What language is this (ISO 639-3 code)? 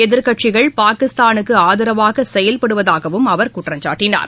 tam